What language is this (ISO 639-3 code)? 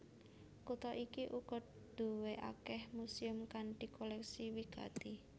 jav